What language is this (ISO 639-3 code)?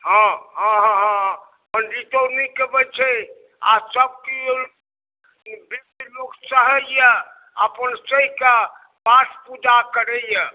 mai